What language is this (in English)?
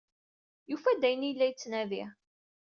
Kabyle